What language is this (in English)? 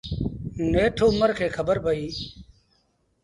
Sindhi Bhil